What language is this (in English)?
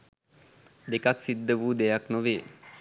Sinhala